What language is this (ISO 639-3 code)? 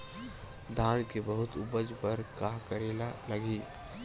hne